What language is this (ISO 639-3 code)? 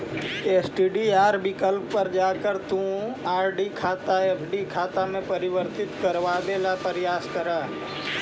mag